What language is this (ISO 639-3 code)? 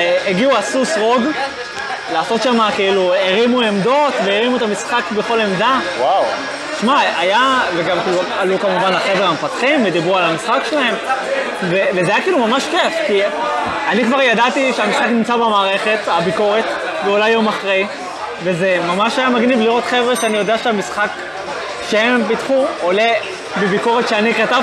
heb